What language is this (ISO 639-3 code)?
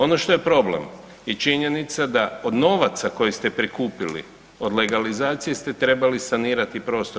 hrv